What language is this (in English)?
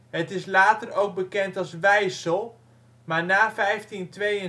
Dutch